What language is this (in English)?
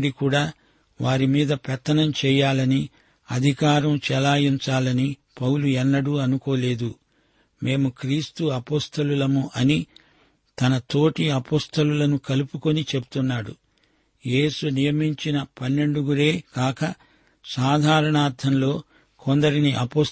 Telugu